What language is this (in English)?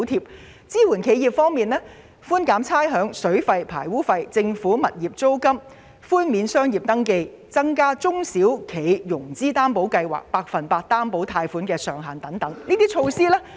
Cantonese